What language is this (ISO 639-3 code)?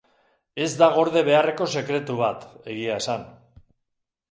eus